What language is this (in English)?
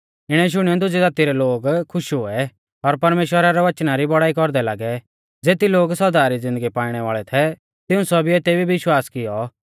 Mahasu Pahari